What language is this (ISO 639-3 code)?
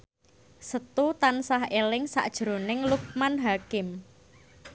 jav